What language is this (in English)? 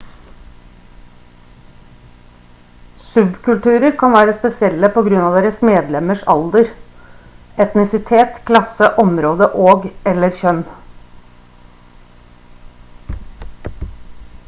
Norwegian Bokmål